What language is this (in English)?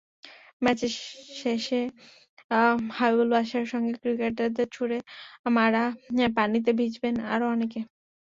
Bangla